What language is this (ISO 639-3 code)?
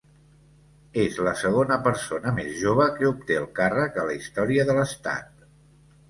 cat